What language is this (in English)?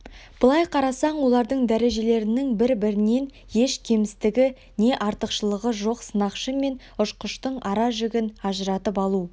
Kazakh